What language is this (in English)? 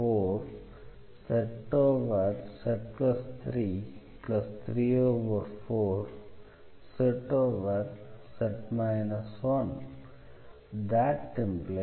Tamil